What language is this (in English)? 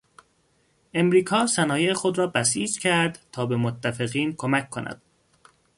Persian